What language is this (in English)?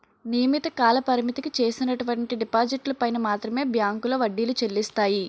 Telugu